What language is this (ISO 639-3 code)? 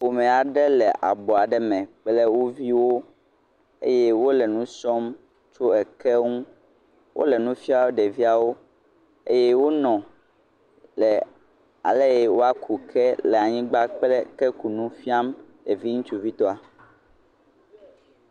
ewe